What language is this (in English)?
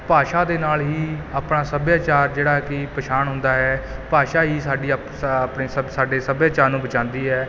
Punjabi